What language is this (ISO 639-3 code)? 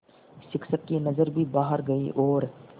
hin